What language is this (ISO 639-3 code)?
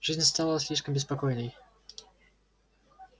rus